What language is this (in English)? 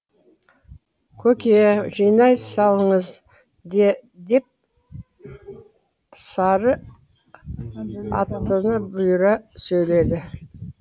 Kazakh